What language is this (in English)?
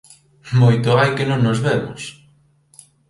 Galician